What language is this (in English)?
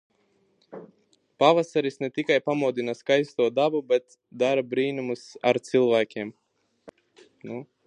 Latvian